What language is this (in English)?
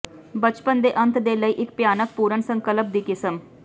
Punjabi